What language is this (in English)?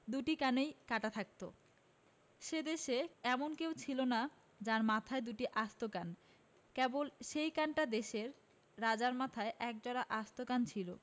Bangla